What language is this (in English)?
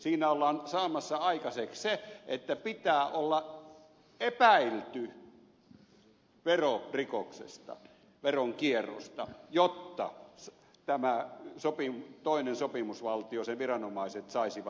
Finnish